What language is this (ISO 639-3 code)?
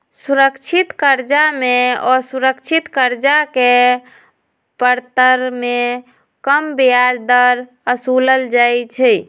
mag